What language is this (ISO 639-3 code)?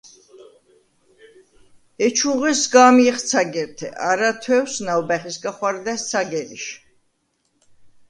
sva